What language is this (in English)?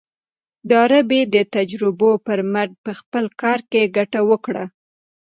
Pashto